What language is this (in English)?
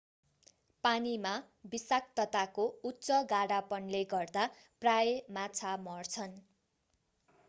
Nepali